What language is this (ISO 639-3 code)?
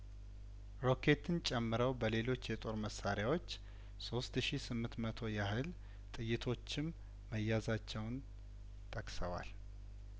amh